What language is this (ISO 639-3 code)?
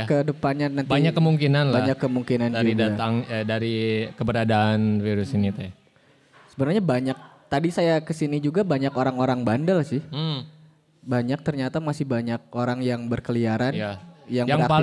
ind